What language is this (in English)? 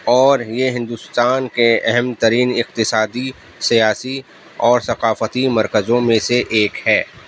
Urdu